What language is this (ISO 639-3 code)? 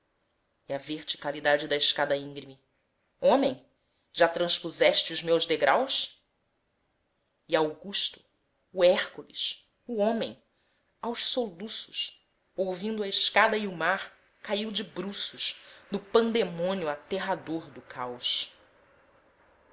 por